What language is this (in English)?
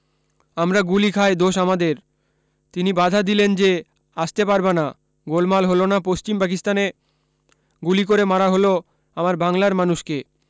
Bangla